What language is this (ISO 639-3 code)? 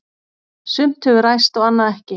isl